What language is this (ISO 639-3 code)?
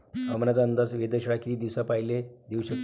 mar